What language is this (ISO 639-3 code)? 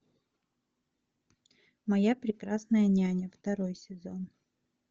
rus